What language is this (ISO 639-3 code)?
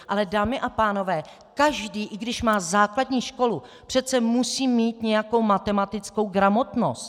ces